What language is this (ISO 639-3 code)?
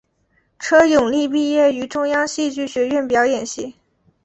zho